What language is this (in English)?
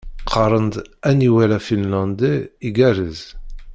Kabyle